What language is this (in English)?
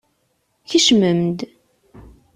Kabyle